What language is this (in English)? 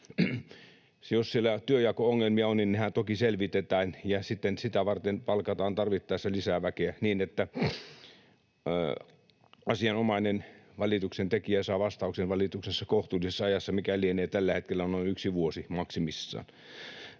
Finnish